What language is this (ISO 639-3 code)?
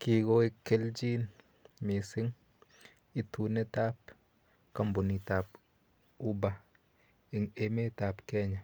kln